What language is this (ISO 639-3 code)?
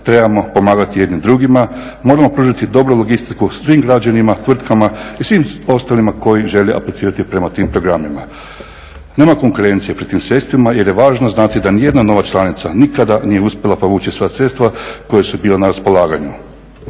hrv